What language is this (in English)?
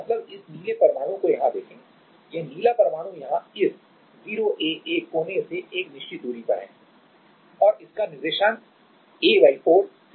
Hindi